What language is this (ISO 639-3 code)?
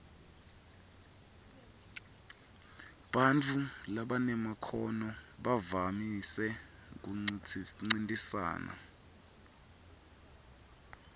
ssw